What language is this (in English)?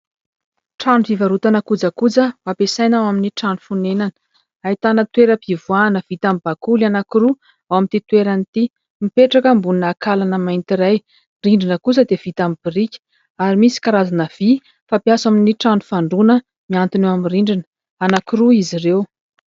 Malagasy